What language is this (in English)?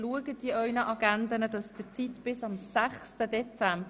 Swiss German